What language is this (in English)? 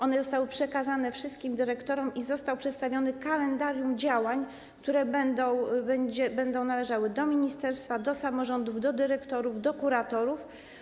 Polish